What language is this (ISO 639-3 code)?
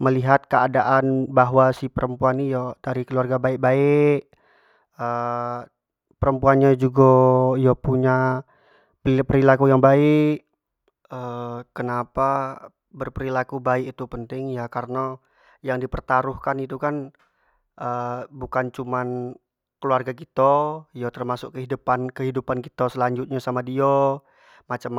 jax